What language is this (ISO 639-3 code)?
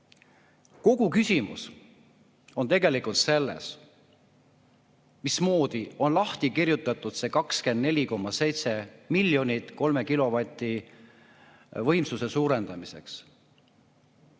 est